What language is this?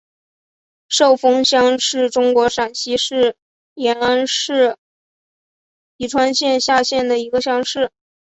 Chinese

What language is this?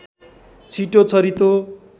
Nepali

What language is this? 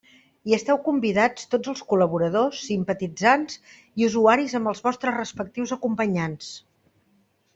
Catalan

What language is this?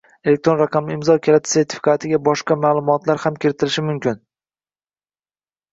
Uzbek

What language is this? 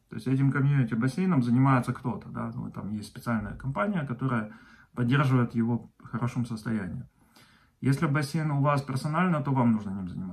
Russian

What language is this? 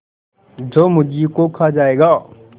Hindi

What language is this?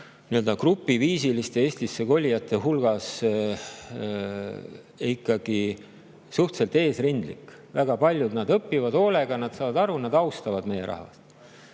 Estonian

